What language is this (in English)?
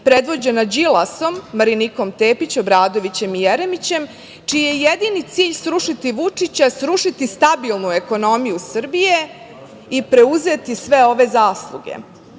Serbian